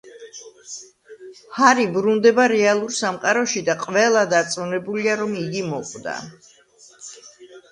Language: Georgian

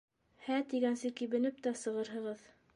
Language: Bashkir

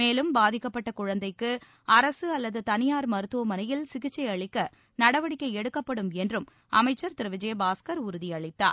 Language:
Tamil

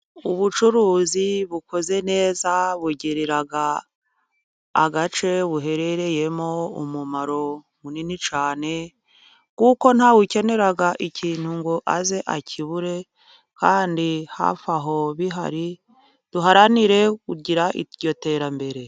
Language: Kinyarwanda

